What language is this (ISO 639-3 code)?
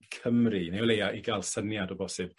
cym